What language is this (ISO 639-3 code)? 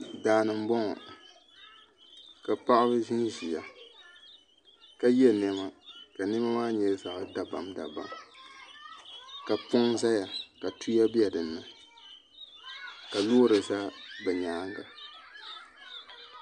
dag